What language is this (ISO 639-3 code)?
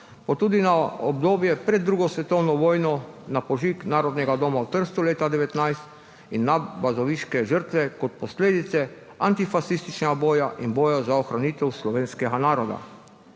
slv